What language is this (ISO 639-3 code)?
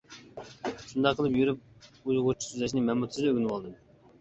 uig